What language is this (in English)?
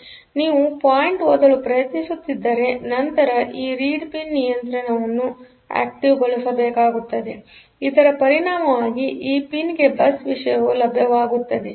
Kannada